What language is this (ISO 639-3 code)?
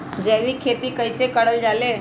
mag